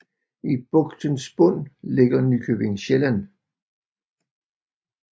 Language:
Danish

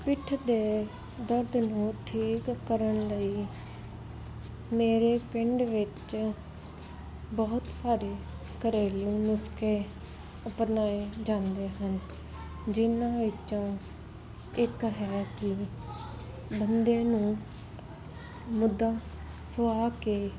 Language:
Punjabi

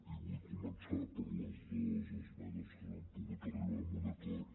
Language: Catalan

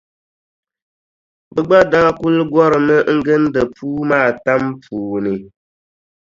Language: Dagbani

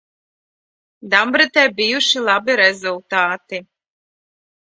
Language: Latvian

